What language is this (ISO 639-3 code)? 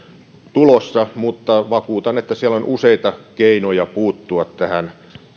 fin